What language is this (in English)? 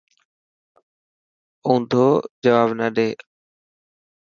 Dhatki